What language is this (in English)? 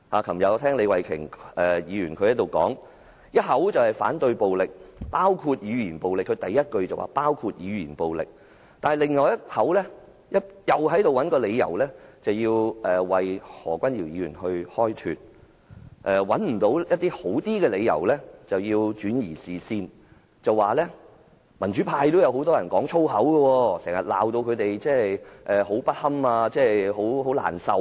Cantonese